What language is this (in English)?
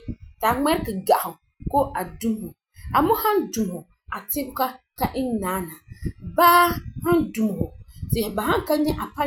Frafra